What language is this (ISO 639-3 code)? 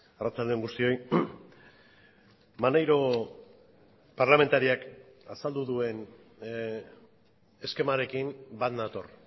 eus